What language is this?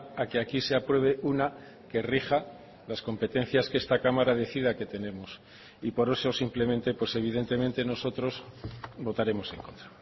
Spanish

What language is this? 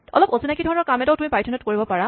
Assamese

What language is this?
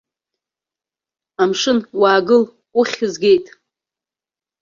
Abkhazian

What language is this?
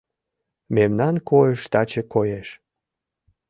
Mari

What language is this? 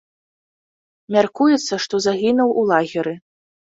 Belarusian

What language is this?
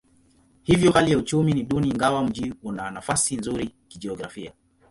Swahili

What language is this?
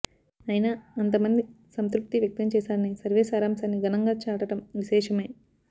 Telugu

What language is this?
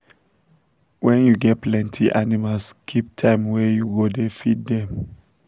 Nigerian Pidgin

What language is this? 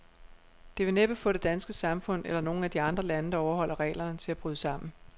Danish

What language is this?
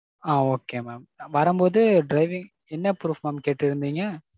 Tamil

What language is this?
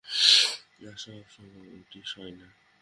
Bangla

